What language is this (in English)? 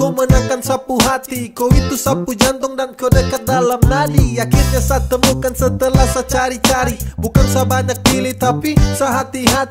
Indonesian